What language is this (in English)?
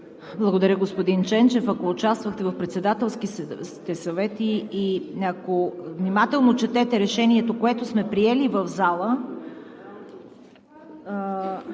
Bulgarian